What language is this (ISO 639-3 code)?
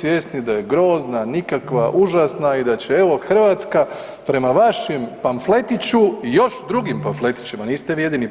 hrv